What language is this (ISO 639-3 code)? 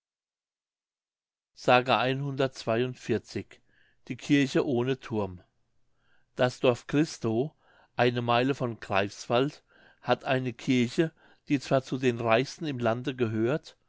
deu